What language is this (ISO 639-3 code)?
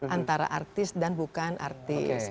ind